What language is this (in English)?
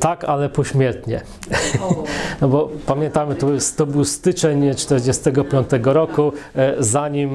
Polish